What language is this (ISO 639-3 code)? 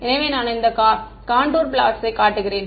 tam